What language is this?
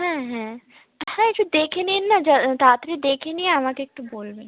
Bangla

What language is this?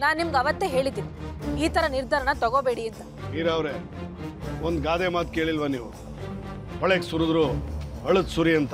Kannada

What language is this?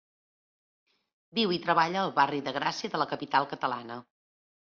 Catalan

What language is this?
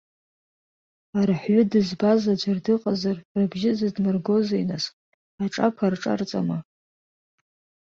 Abkhazian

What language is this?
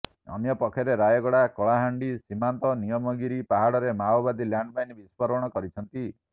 Odia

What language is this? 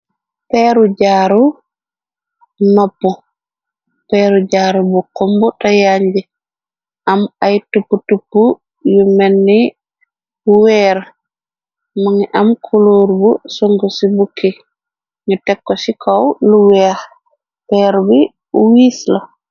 Wolof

